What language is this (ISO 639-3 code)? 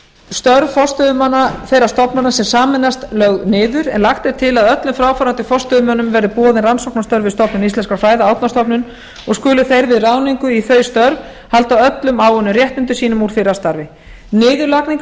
isl